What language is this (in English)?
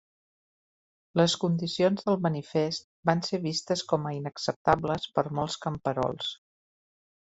Catalan